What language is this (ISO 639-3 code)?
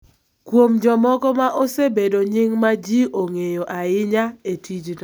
luo